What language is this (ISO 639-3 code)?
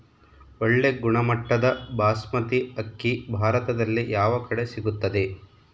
kan